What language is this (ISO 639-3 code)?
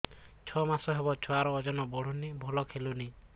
ori